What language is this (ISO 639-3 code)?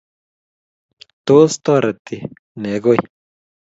kln